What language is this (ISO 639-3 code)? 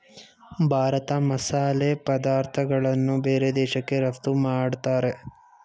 kan